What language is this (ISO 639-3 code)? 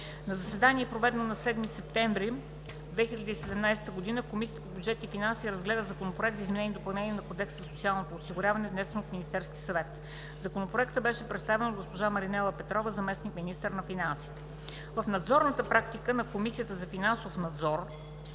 bul